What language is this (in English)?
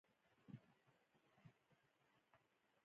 Pashto